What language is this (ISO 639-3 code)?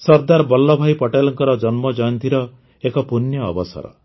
ori